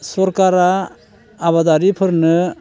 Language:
Bodo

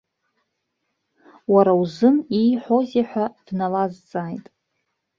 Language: Abkhazian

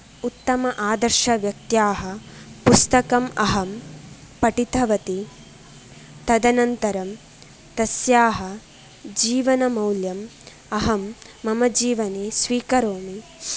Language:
Sanskrit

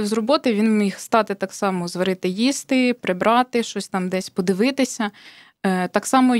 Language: Ukrainian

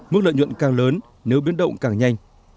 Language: Vietnamese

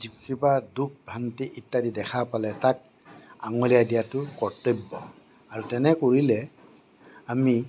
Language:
Assamese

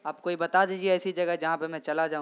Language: Urdu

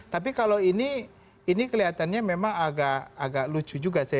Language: Indonesian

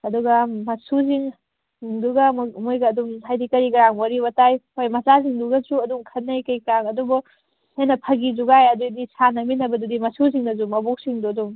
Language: Manipuri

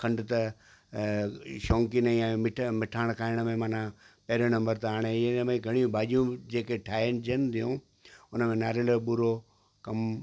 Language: Sindhi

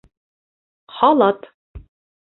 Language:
Bashkir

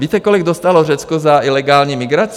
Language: Czech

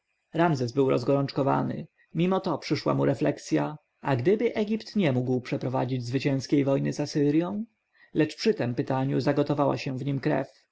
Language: Polish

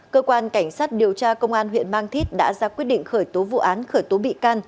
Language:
Vietnamese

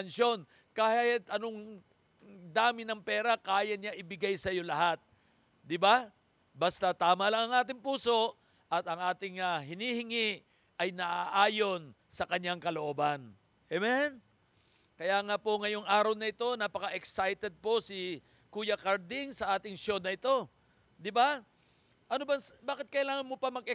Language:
Filipino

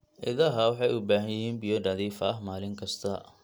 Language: Somali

